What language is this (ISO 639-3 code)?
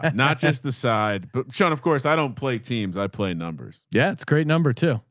eng